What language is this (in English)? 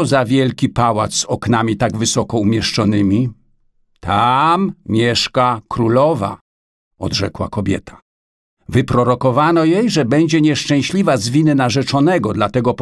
Polish